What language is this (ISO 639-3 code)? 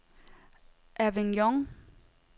dan